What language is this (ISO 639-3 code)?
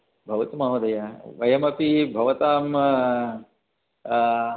san